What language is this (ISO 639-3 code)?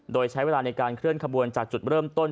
tha